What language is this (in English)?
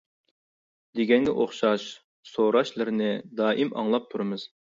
Uyghur